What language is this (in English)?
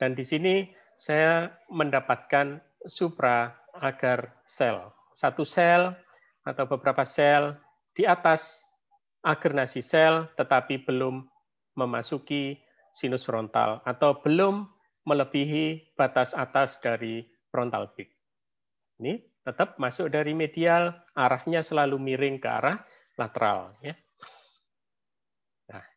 Indonesian